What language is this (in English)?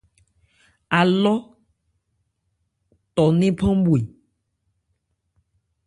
Ebrié